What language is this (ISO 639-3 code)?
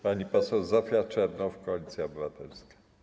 pol